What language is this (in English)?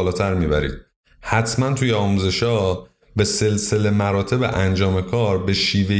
Persian